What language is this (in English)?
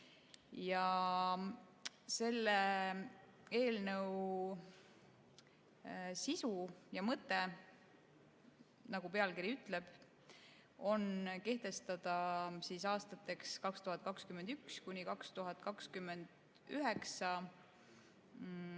Estonian